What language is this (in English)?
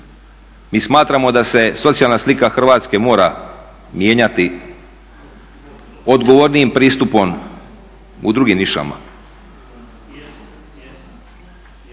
Croatian